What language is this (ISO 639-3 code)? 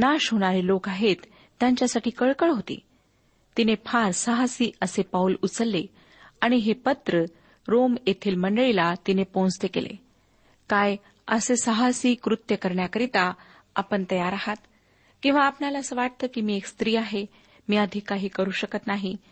mar